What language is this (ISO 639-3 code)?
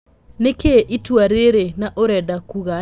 kik